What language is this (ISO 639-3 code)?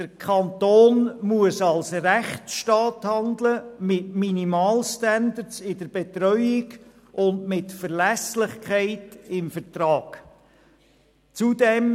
gsw